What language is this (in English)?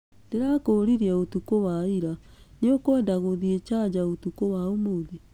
Kikuyu